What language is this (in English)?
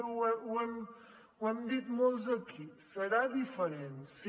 Catalan